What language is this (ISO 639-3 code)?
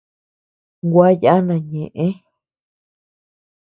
cux